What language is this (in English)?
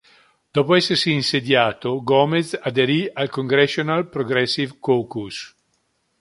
Italian